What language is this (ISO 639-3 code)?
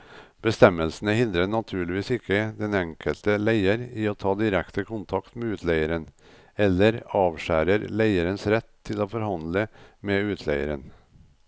nor